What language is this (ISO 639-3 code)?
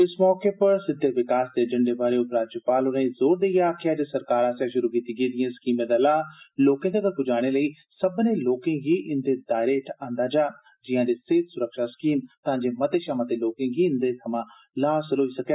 doi